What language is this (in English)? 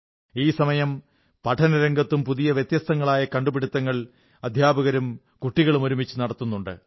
Malayalam